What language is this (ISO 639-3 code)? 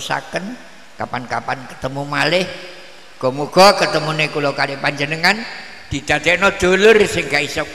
ind